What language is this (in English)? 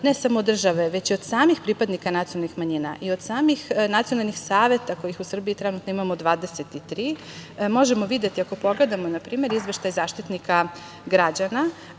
Serbian